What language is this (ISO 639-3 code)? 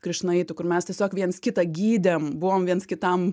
lit